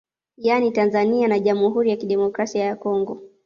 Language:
Swahili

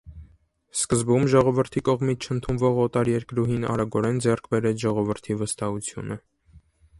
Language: Armenian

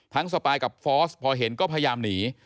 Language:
Thai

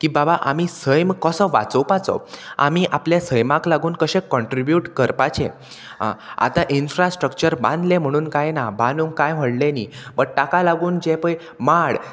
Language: Konkani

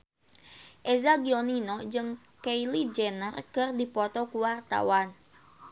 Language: Sundanese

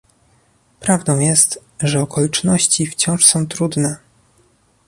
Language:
Polish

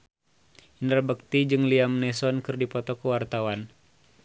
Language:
Sundanese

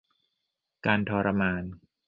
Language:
Thai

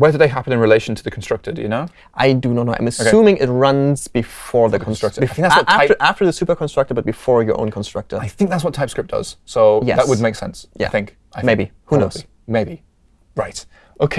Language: English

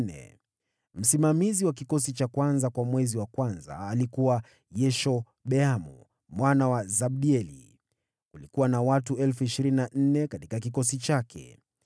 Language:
Swahili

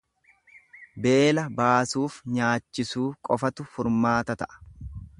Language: Oromo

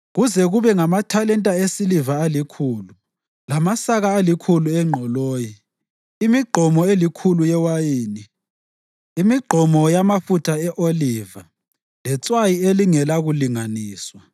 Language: North Ndebele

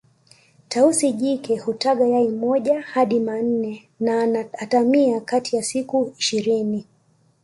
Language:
Swahili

